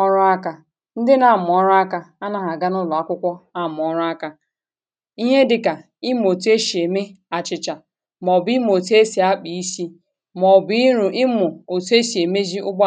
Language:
Igbo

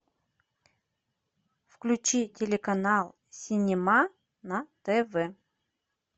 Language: Russian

